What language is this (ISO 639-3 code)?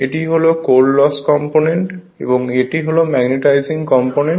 ben